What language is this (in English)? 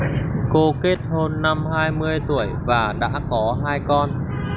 Vietnamese